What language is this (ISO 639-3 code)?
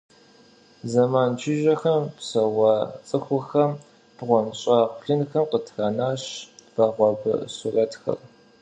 kbd